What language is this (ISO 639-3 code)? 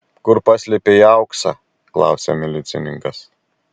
lit